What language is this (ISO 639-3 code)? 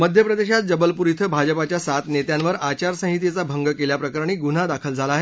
mar